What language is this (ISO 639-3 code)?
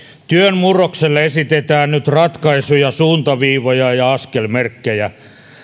fin